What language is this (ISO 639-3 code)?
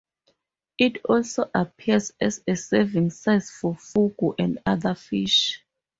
eng